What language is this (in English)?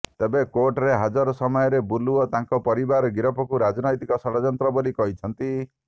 Odia